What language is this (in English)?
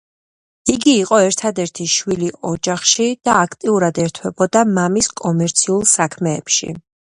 Georgian